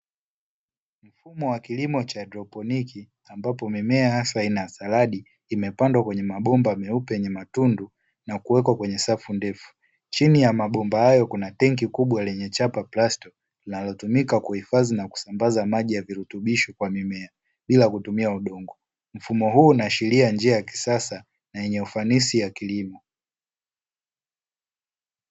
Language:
Swahili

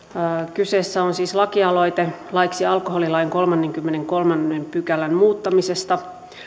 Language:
Finnish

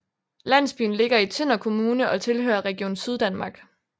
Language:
Danish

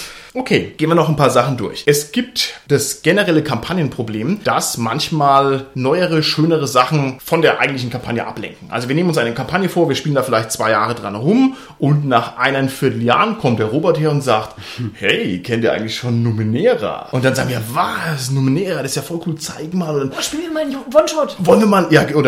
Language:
German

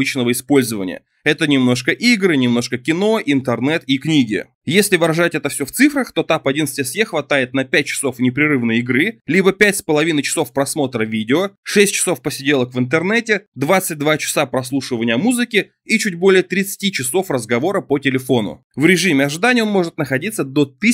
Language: Russian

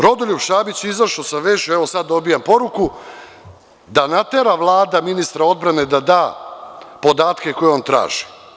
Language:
Serbian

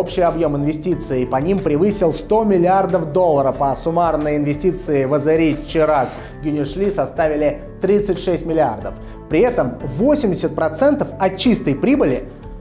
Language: Russian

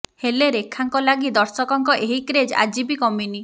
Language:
Odia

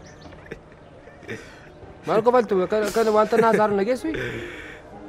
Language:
Arabic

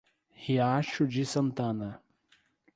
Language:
Portuguese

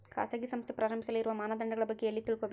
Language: Kannada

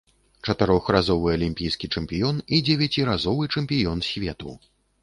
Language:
Belarusian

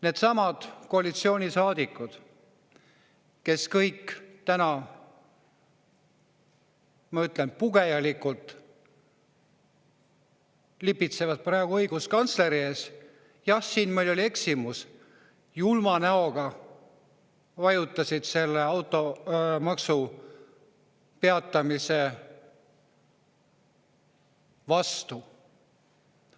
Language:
Estonian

